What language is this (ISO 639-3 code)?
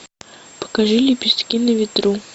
rus